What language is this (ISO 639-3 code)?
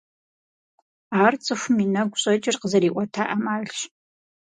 kbd